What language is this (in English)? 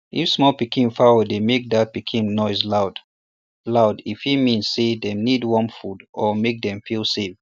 Nigerian Pidgin